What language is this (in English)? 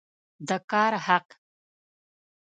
Pashto